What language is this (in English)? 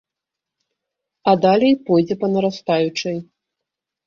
Belarusian